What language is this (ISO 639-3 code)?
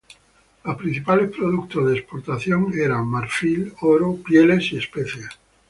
spa